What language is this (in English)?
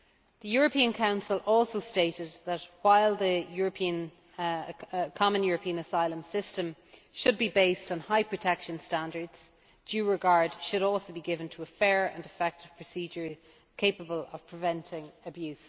English